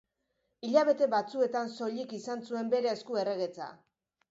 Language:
Basque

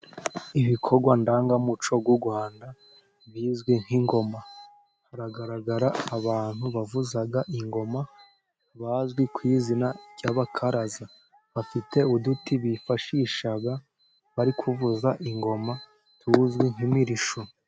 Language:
Kinyarwanda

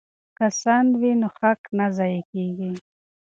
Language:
Pashto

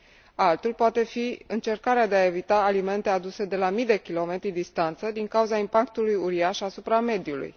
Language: Romanian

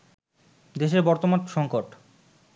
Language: Bangla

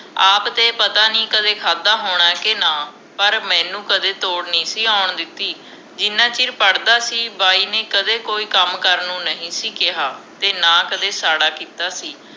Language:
Punjabi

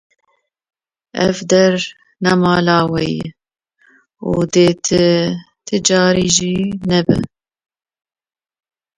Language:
Kurdish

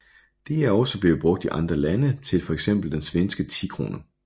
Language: Danish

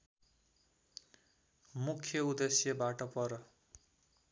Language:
Nepali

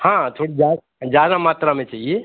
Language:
Hindi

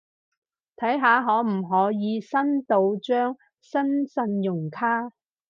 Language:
Cantonese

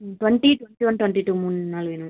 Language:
Tamil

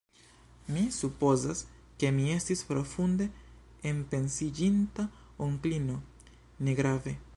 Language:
Esperanto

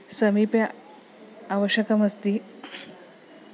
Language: Sanskrit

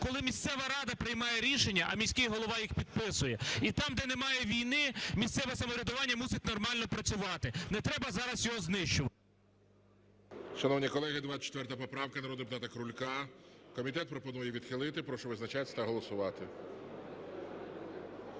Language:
Ukrainian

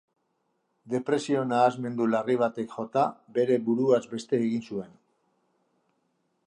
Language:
Basque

